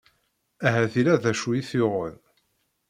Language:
Kabyle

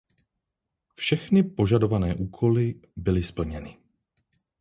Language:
Czech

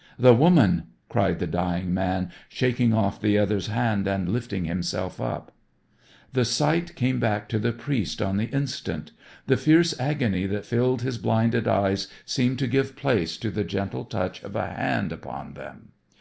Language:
English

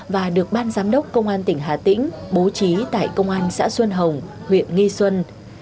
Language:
Vietnamese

